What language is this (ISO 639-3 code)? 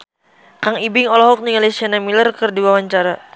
sun